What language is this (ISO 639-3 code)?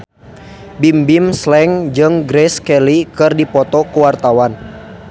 sun